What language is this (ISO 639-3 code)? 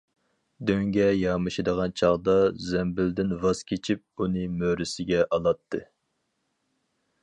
uig